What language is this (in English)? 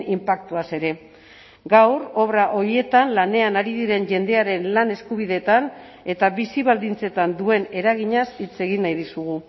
Basque